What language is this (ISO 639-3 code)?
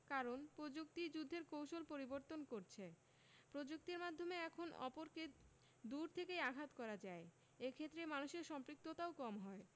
ben